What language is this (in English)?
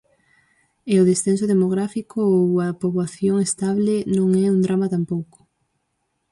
Galician